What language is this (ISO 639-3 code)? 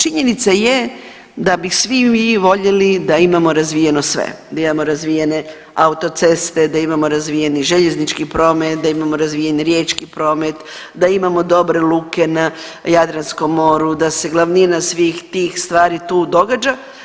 hrv